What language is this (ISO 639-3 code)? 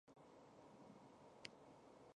zho